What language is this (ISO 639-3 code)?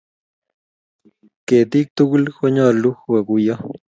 kln